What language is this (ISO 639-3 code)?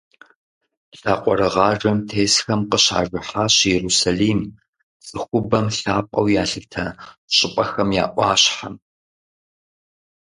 kbd